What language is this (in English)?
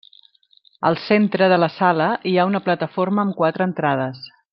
Catalan